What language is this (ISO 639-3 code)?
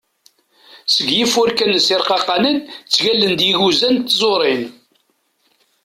kab